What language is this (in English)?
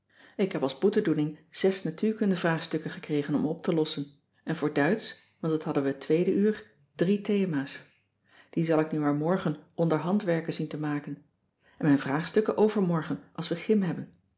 Dutch